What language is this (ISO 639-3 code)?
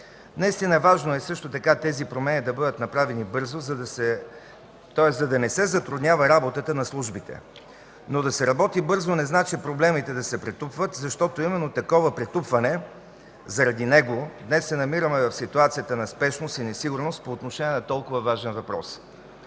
bul